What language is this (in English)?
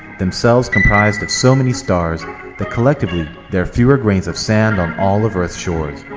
English